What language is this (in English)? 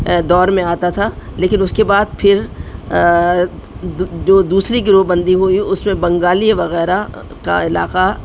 Urdu